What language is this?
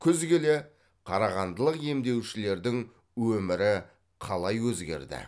Kazakh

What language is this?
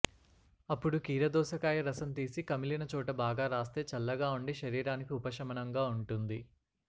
Telugu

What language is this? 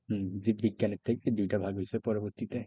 Bangla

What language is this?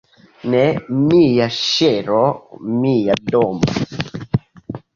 Esperanto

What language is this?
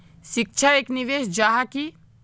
Magahi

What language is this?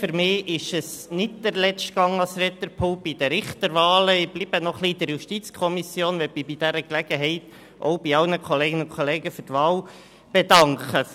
Swiss German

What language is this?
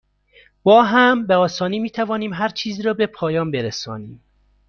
Persian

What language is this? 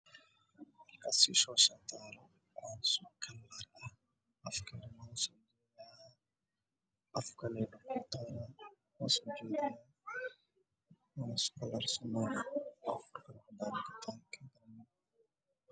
Somali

